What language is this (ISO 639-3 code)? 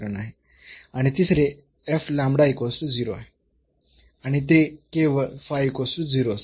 mar